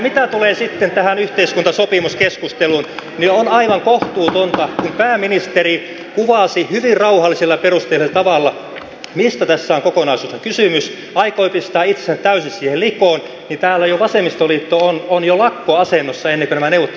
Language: Finnish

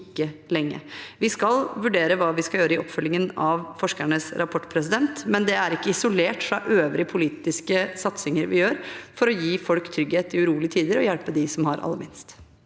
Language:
Norwegian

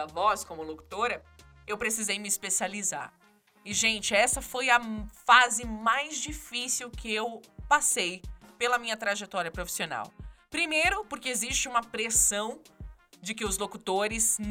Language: Portuguese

